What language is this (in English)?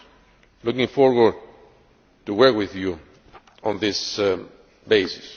English